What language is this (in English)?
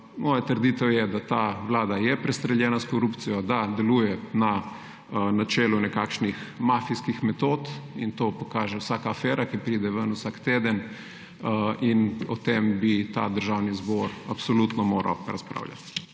Slovenian